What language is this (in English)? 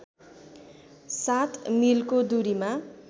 Nepali